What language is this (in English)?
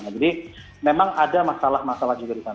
Indonesian